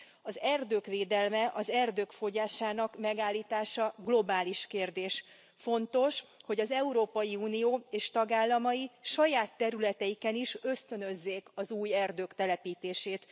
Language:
Hungarian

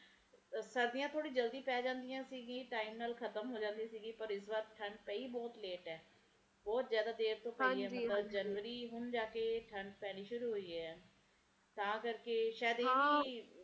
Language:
Punjabi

